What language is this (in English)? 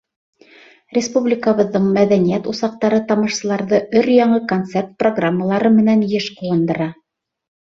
Bashkir